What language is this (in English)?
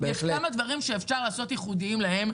Hebrew